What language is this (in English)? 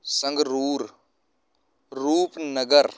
Punjabi